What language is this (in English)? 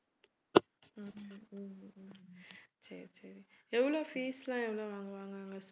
Tamil